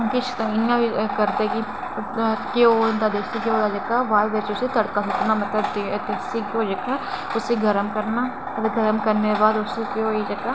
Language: Dogri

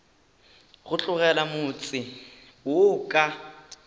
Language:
Northern Sotho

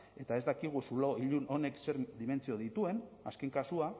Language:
Basque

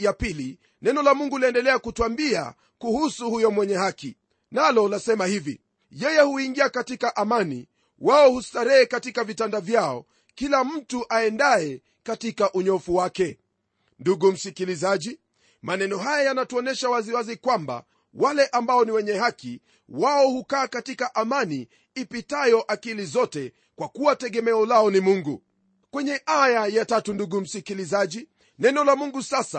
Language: Swahili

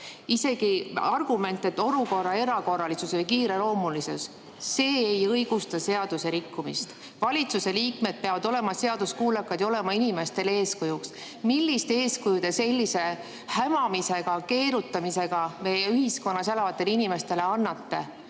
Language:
Estonian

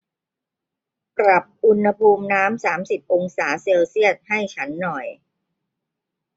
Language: Thai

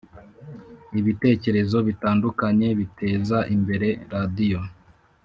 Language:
Kinyarwanda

